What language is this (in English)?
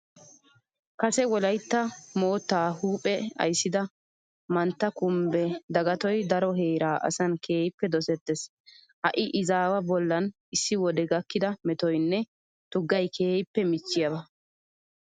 Wolaytta